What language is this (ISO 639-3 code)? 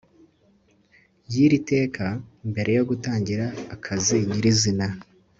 kin